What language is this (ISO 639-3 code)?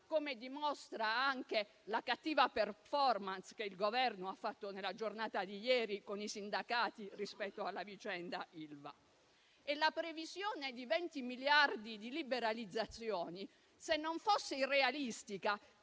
ita